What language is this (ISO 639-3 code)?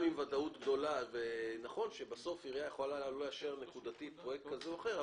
heb